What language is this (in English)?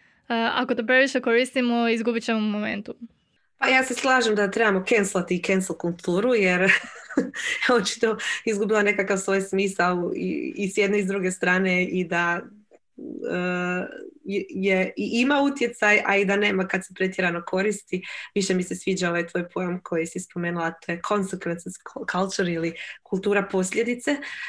Croatian